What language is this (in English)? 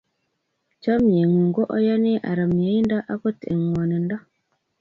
Kalenjin